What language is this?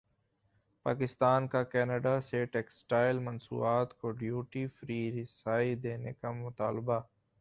Urdu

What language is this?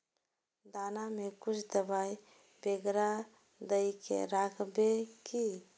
Magahi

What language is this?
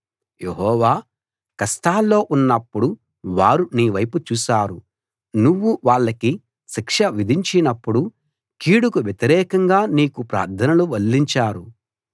Telugu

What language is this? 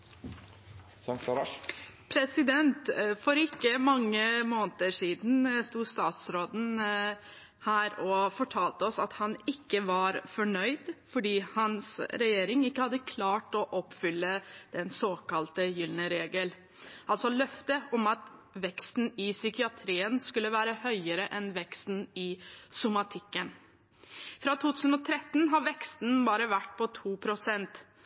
Norwegian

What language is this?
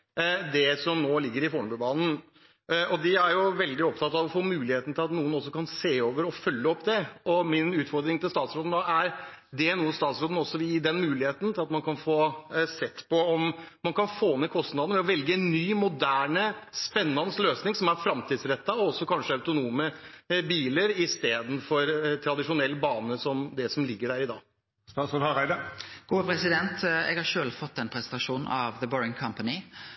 Norwegian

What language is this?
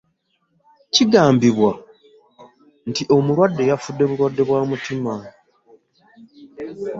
Ganda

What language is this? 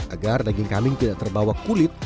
Indonesian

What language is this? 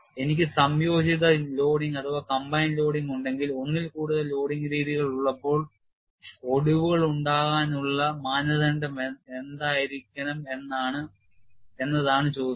Malayalam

